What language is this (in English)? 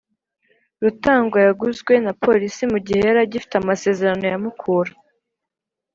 Kinyarwanda